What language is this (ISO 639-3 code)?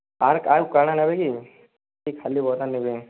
ori